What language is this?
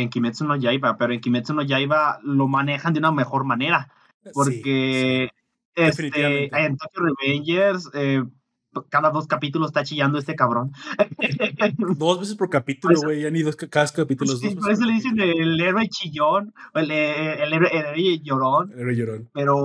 Spanish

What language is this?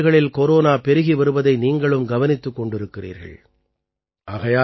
Tamil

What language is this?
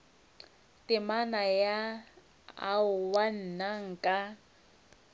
Northern Sotho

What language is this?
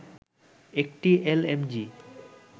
Bangla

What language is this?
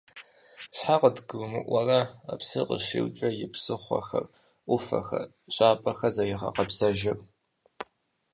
Kabardian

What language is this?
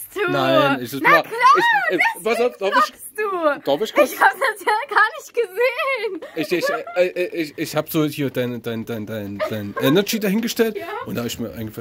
German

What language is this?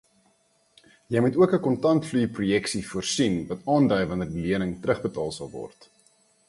Afrikaans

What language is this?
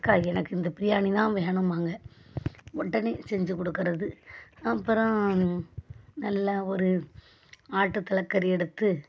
Tamil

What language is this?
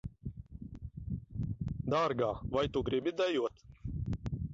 Latvian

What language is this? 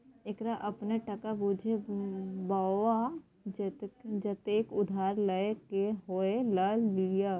Maithili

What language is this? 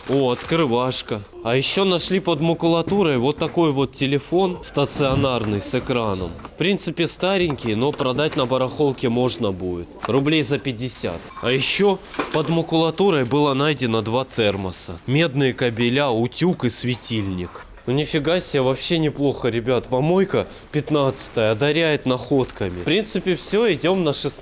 Russian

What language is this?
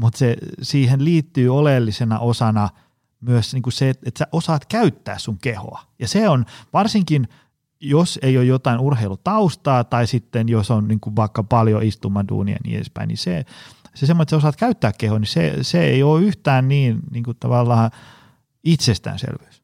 Finnish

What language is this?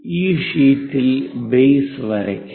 Malayalam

